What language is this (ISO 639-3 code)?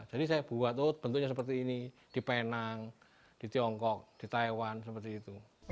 ind